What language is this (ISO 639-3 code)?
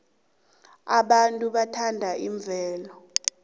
nbl